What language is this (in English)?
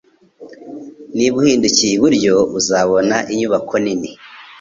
Kinyarwanda